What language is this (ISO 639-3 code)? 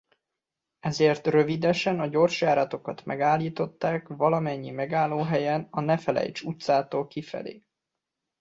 hun